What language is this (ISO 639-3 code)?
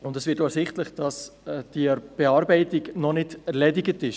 gsw